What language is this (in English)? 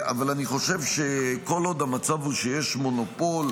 Hebrew